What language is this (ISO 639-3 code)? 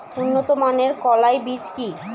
ben